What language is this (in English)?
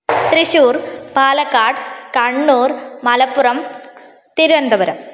Sanskrit